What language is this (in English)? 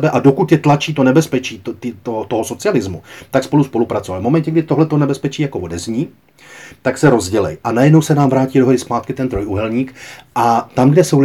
Czech